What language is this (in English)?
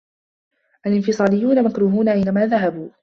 Arabic